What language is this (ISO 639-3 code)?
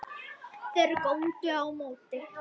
isl